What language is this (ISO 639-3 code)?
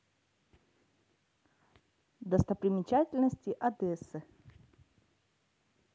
rus